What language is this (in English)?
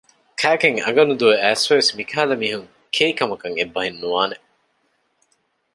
Divehi